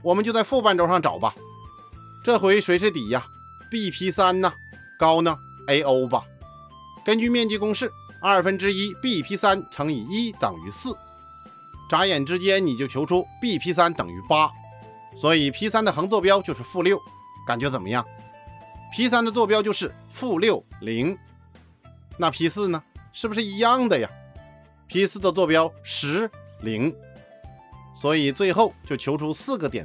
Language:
Chinese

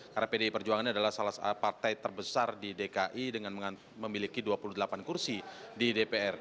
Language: Indonesian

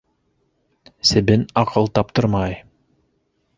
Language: Bashkir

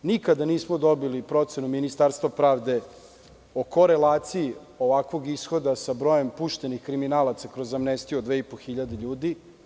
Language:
Serbian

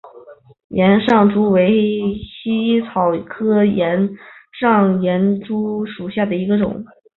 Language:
Chinese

